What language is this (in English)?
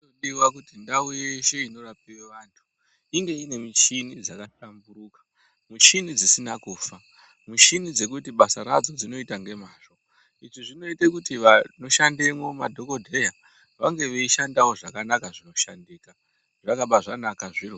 Ndau